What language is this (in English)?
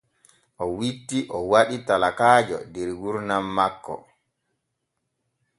Borgu Fulfulde